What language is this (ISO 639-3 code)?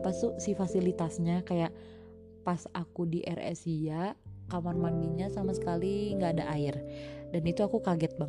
ind